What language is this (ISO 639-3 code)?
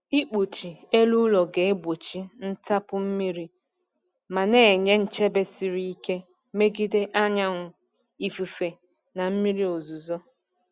ibo